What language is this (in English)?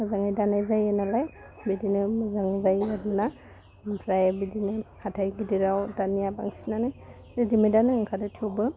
Bodo